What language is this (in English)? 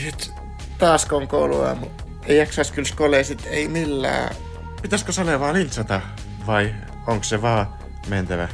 Finnish